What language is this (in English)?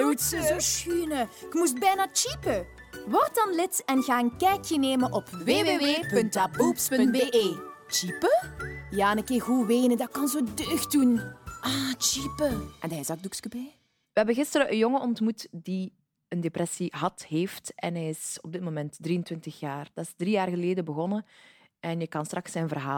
Dutch